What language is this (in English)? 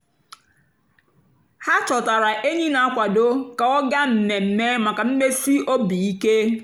Igbo